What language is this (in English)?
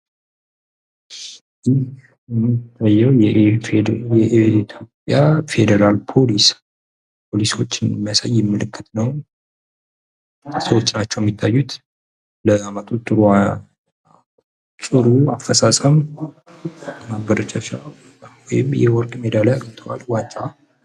Amharic